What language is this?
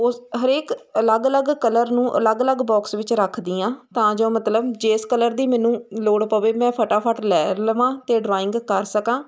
Punjabi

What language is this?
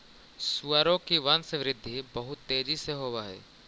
Magahi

